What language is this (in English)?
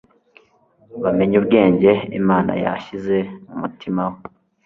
Kinyarwanda